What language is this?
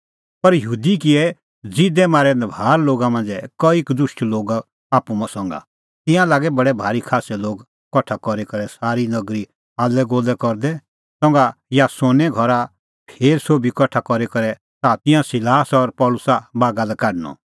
Kullu Pahari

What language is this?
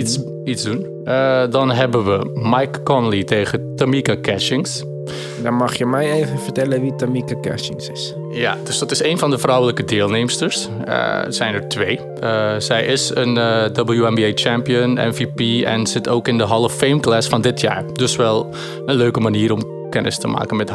Dutch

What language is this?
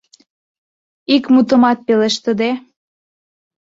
Mari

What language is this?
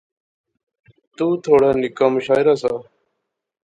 Pahari-Potwari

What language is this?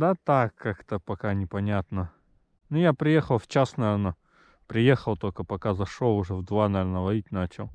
Russian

